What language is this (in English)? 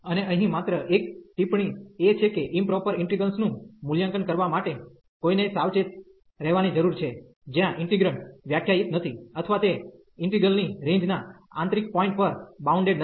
Gujarati